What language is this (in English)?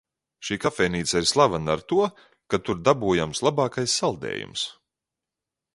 Latvian